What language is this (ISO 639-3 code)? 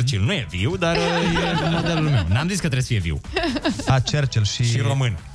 ron